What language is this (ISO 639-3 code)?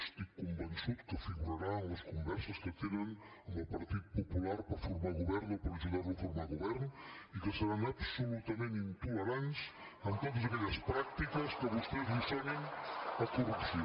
cat